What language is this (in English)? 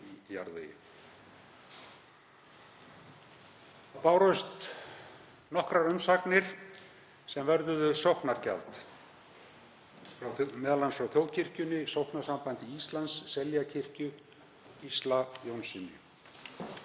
Icelandic